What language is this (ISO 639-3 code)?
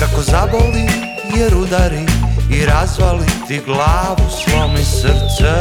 hrv